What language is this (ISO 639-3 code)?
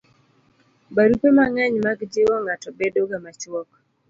luo